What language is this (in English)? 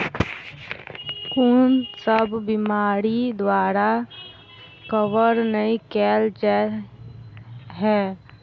Maithili